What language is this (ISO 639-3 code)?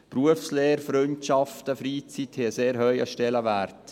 gsw